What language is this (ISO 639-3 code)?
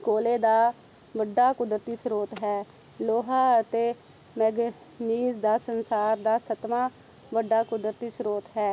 pan